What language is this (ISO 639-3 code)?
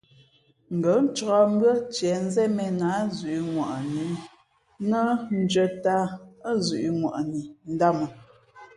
fmp